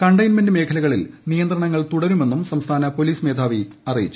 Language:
Malayalam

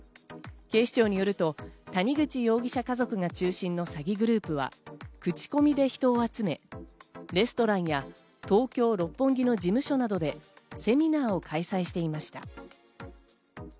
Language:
Japanese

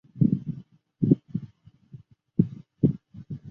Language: Chinese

